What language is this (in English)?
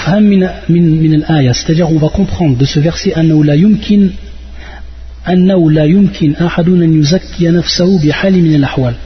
French